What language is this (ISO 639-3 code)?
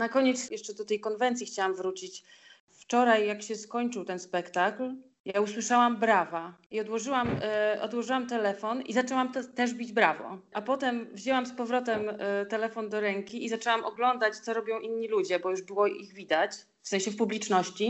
pol